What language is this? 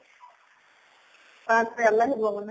Assamese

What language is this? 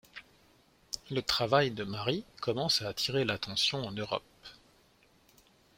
French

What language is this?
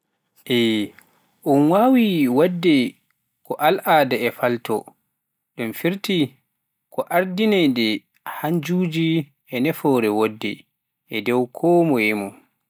Pular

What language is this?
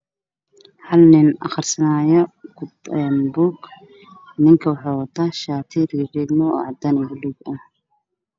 Somali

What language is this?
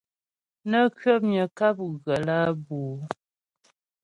Ghomala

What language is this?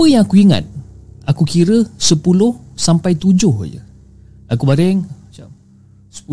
Malay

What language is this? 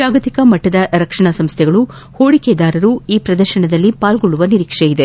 Kannada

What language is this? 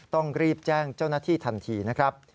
Thai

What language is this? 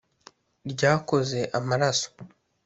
Kinyarwanda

